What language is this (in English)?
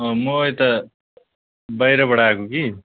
Nepali